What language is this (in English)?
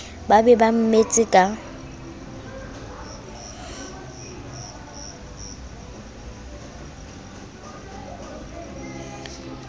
Southern Sotho